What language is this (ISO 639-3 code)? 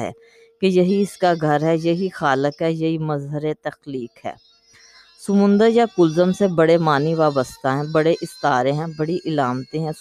urd